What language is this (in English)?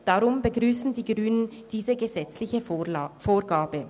Swiss German